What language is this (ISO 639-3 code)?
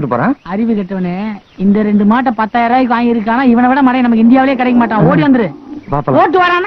tam